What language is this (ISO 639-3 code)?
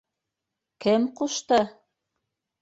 bak